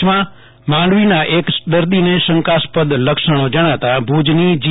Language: Gujarati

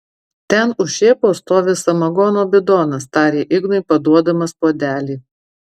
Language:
Lithuanian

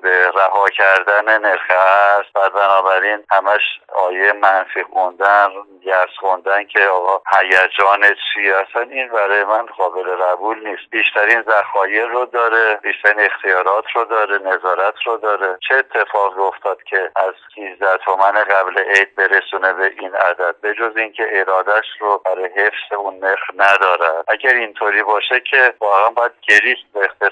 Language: Persian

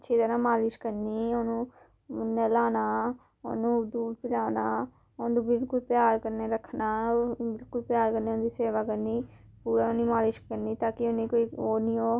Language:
Dogri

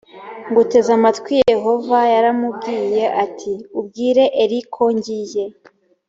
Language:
Kinyarwanda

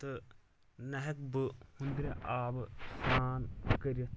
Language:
Kashmiri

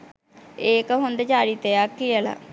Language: Sinhala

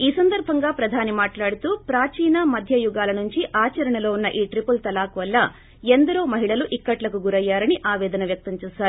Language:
Telugu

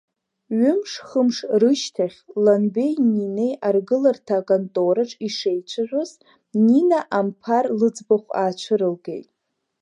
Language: Abkhazian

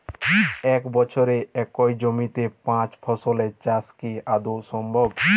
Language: Bangla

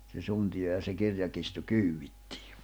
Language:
Finnish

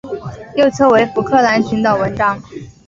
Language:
Chinese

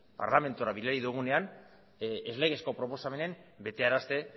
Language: Basque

